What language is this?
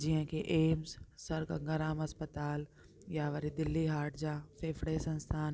Sindhi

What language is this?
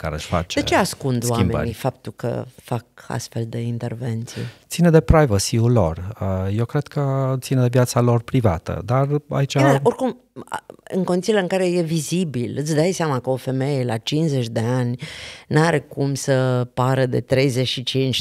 Romanian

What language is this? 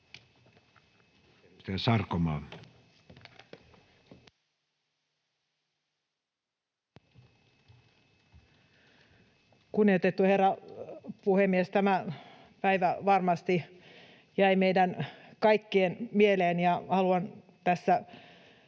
Finnish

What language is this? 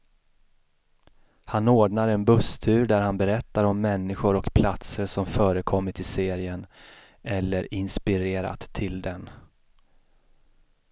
Swedish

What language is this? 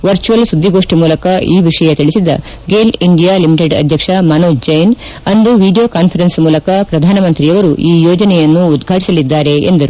Kannada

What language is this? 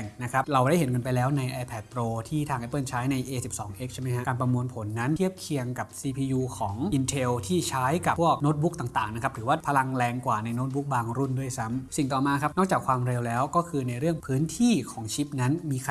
Thai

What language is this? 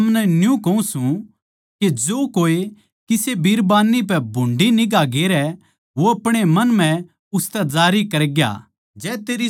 Haryanvi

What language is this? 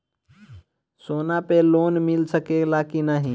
Bhojpuri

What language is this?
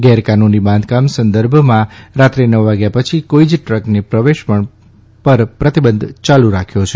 Gujarati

